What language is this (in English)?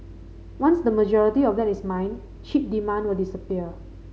English